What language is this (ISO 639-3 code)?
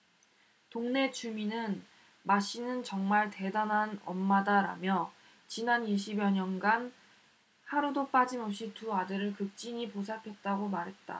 kor